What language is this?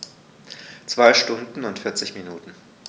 German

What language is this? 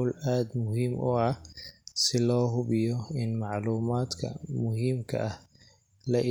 Somali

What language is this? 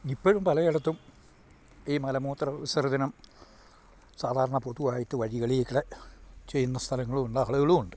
Malayalam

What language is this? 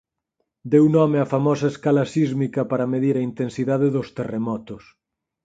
Galician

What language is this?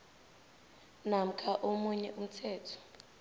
South Ndebele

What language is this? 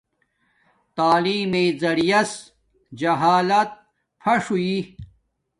Domaaki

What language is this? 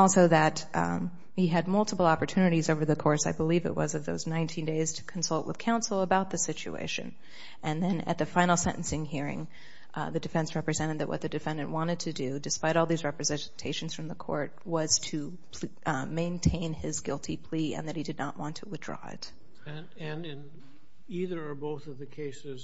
English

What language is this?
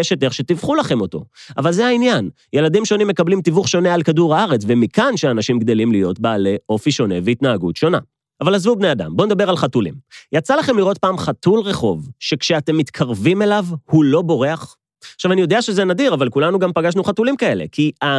Hebrew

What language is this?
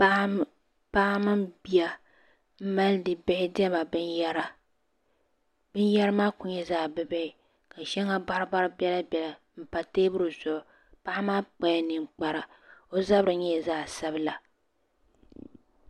Dagbani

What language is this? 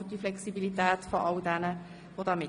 Swiss German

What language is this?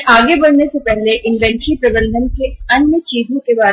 Hindi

